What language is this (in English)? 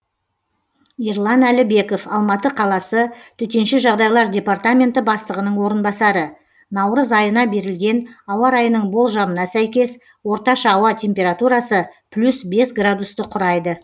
Kazakh